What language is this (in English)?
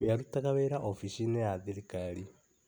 Kikuyu